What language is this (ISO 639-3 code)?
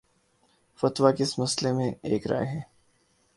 urd